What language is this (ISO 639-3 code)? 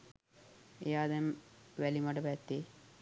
sin